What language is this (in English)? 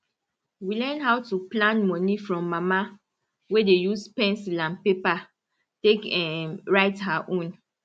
Nigerian Pidgin